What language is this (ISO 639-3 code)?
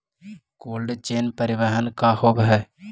mag